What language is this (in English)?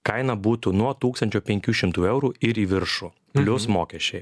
Lithuanian